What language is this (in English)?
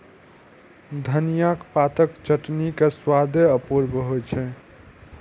Maithili